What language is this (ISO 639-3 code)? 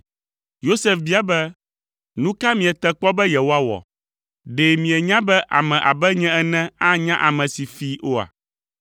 ewe